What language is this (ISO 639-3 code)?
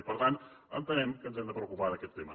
cat